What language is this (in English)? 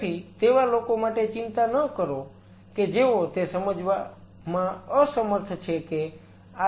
Gujarati